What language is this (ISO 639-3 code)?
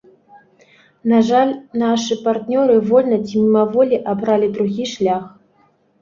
bel